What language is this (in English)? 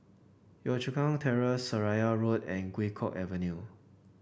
English